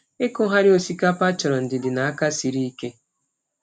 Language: Igbo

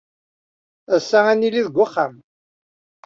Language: Kabyle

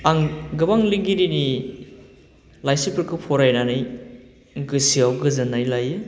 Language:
Bodo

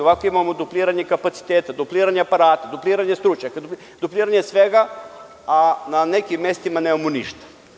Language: Serbian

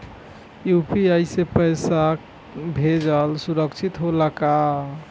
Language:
Bhojpuri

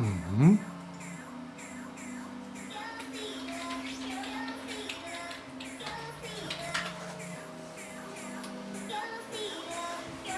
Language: German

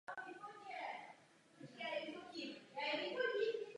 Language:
Czech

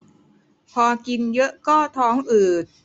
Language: Thai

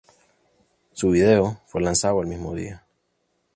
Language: Spanish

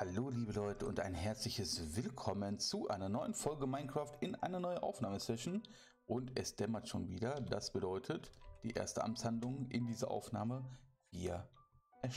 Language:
German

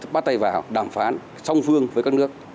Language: Vietnamese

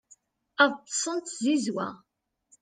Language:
Kabyle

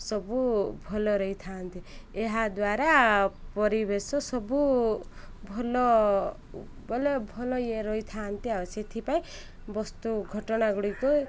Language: Odia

